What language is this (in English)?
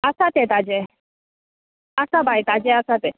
Konkani